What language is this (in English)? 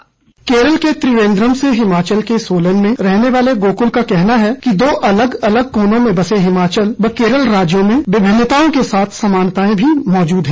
Hindi